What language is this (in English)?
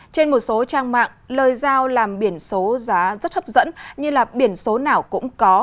Vietnamese